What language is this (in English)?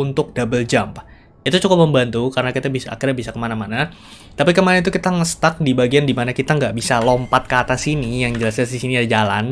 Indonesian